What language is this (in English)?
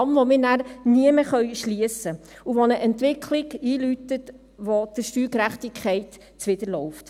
Swiss German